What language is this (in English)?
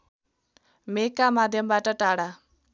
Nepali